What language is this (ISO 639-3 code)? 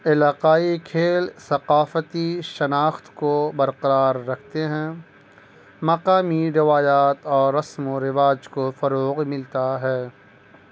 urd